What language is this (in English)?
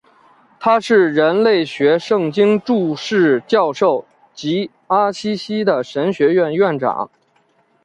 Chinese